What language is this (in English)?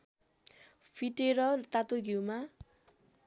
Nepali